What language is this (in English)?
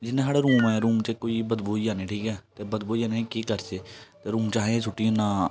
Dogri